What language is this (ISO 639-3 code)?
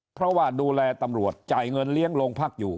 tha